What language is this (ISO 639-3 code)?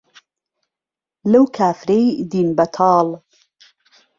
ckb